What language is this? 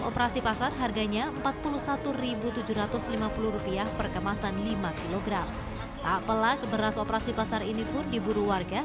Indonesian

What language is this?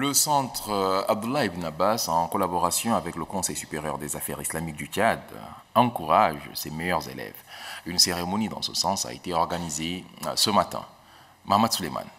French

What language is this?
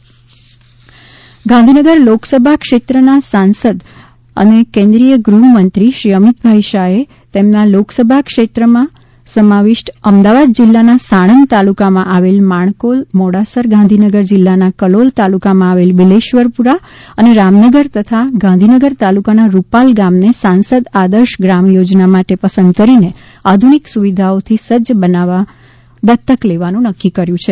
Gujarati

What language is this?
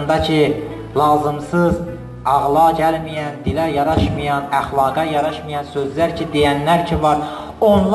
Turkish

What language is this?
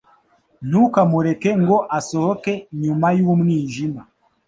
Kinyarwanda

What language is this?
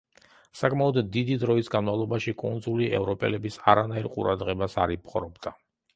Georgian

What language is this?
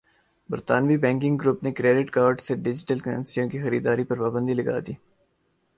Urdu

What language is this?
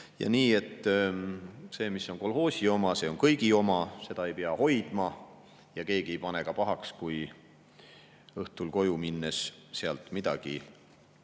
Estonian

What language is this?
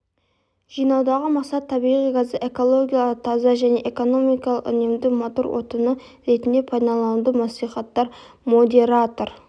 Kazakh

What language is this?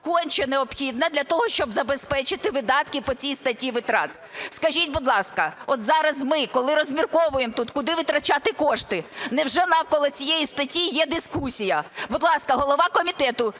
Ukrainian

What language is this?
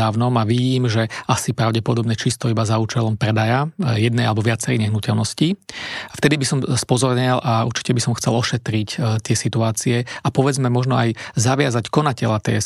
Slovak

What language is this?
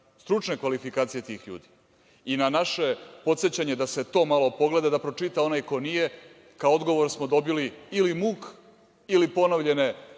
Serbian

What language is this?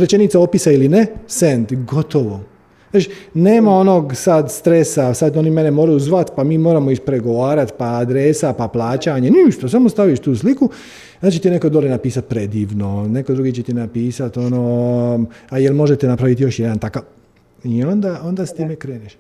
Croatian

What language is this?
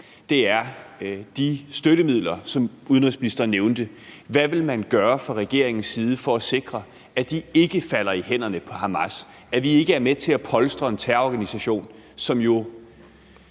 Danish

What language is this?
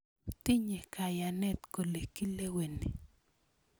Kalenjin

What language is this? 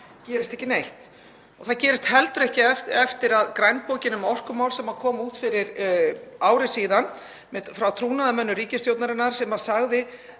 Icelandic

